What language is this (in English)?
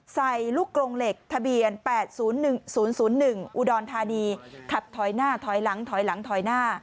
Thai